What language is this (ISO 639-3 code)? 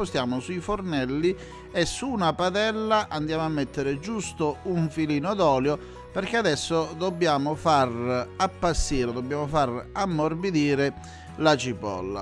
ita